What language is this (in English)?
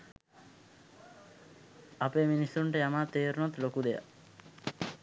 Sinhala